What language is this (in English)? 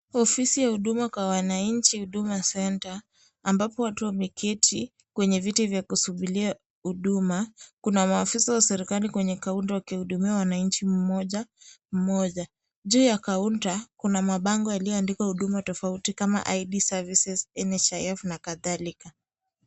Swahili